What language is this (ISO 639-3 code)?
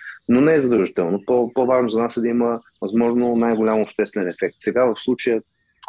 bul